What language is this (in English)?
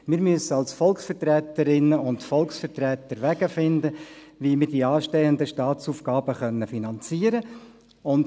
Swiss German